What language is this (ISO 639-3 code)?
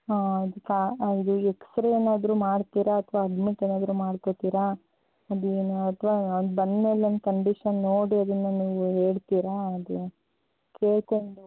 kan